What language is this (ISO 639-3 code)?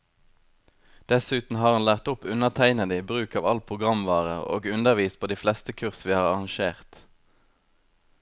nor